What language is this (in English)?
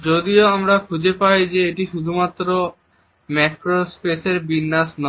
Bangla